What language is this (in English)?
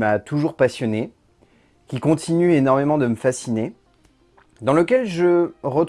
French